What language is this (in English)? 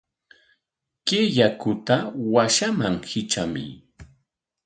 Corongo Ancash Quechua